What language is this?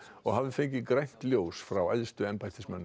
Icelandic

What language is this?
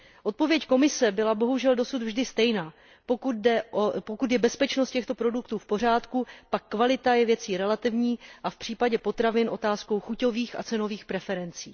Czech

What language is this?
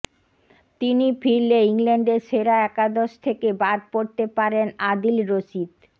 Bangla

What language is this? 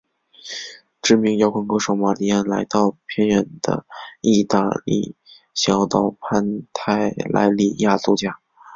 Chinese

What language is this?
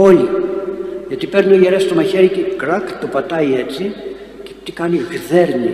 Greek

